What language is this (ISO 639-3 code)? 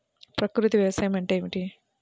tel